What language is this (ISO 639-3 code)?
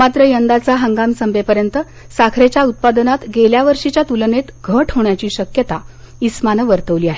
mar